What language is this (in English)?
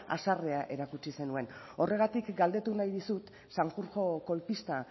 Basque